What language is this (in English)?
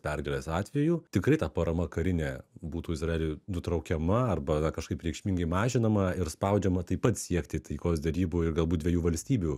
Lithuanian